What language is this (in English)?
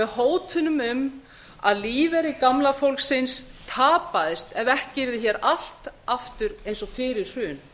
Icelandic